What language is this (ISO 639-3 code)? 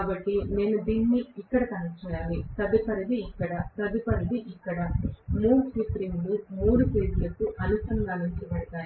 tel